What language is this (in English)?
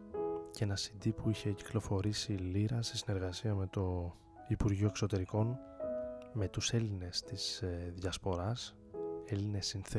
Greek